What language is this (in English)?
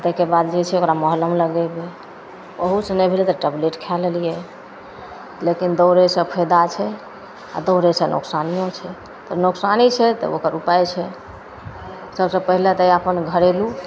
Maithili